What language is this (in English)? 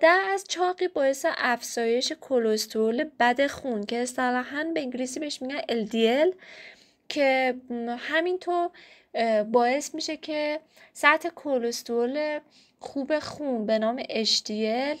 Persian